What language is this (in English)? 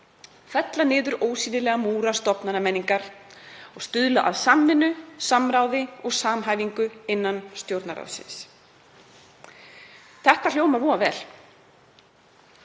Icelandic